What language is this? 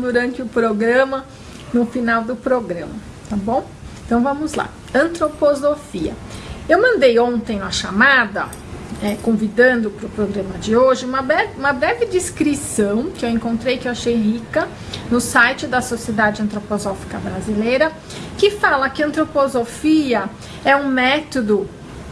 Portuguese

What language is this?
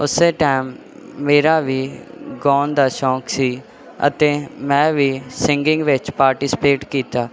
Punjabi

